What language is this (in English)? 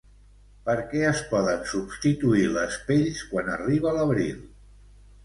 Catalan